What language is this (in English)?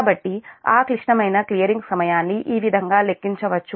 Telugu